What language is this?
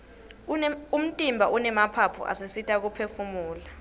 Swati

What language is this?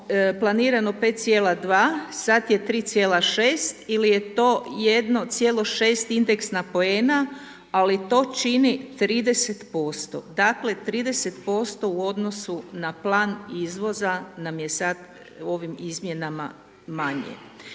Croatian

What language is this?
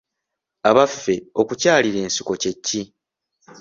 Ganda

